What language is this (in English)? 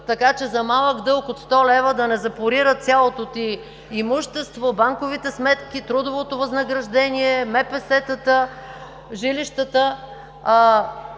Bulgarian